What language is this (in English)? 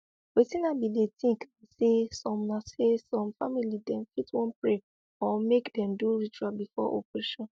Nigerian Pidgin